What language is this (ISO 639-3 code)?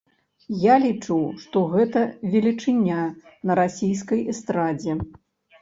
bel